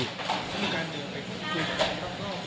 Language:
Thai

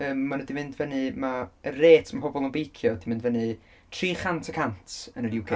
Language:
Welsh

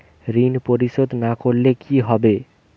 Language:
Bangla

